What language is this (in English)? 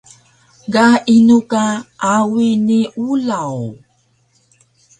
Taroko